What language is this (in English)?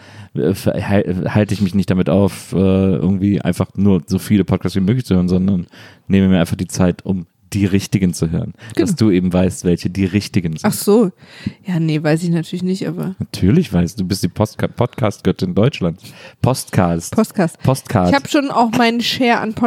German